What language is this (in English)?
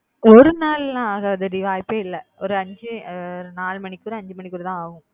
Tamil